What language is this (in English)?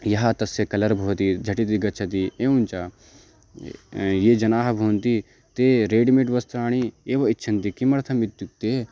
Sanskrit